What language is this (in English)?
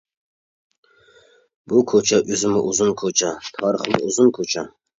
Uyghur